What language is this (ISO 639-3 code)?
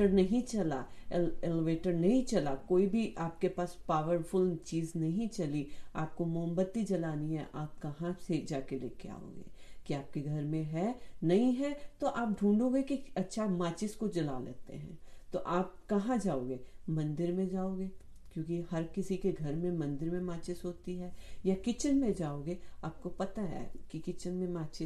hin